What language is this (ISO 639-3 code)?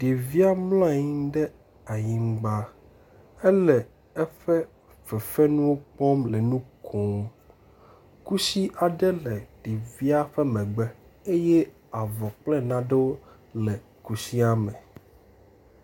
ewe